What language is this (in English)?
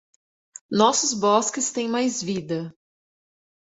Portuguese